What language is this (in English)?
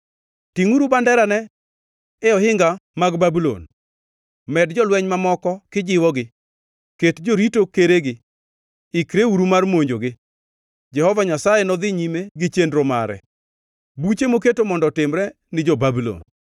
Luo (Kenya and Tanzania)